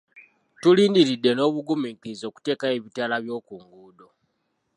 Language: Ganda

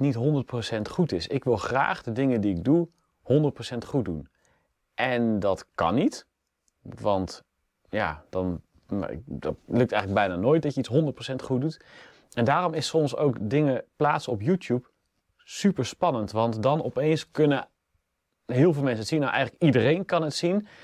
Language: Dutch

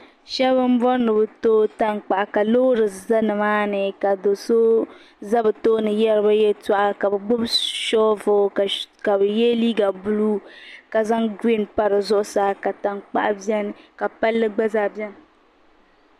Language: Dagbani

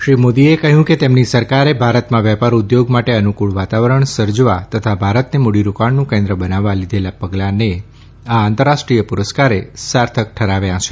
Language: Gujarati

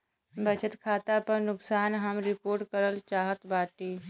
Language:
Bhojpuri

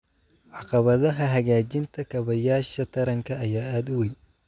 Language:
Somali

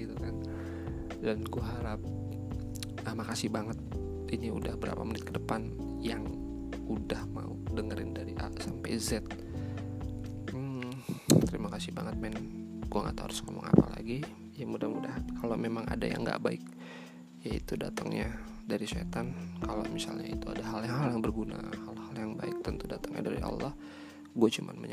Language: Indonesian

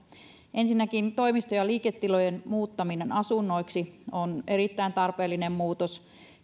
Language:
Finnish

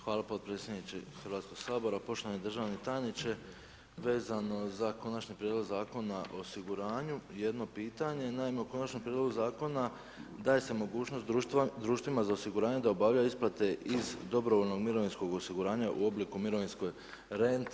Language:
Croatian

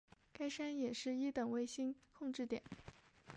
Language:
Chinese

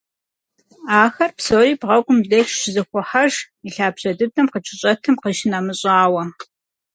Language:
Kabardian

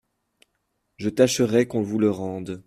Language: French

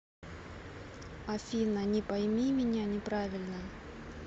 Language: Russian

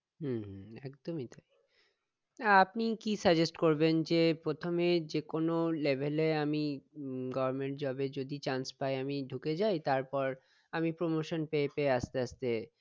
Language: Bangla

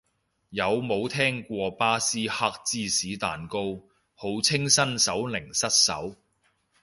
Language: Cantonese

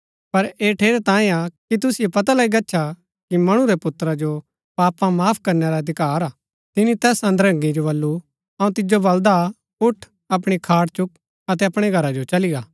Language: Gaddi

